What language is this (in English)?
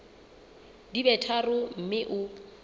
Southern Sotho